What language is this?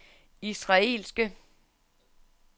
Danish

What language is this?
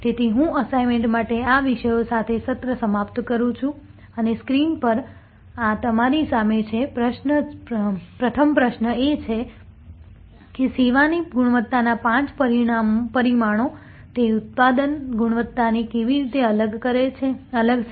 Gujarati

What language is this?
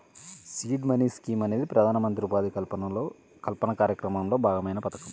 Telugu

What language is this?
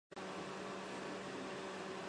Chinese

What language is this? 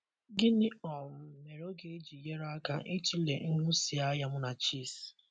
Igbo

